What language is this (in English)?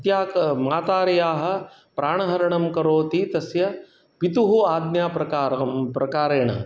Sanskrit